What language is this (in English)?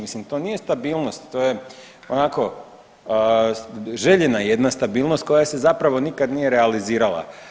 Croatian